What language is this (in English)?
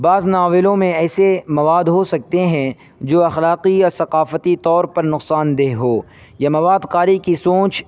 Urdu